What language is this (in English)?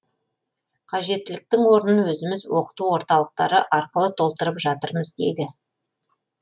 Kazakh